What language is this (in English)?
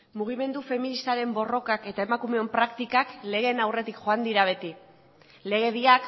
Basque